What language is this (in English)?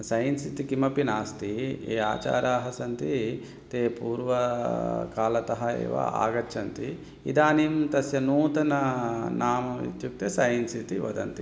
Sanskrit